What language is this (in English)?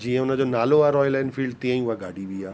Sindhi